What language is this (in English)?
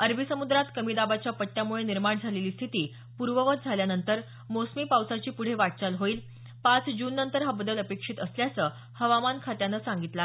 Marathi